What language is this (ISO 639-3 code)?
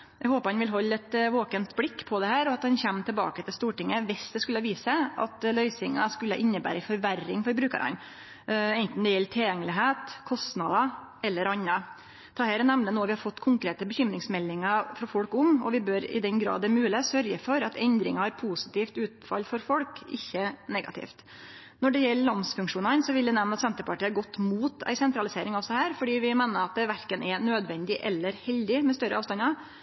nno